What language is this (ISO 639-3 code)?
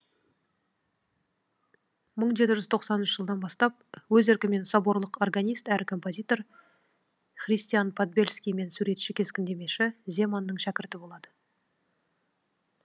kaz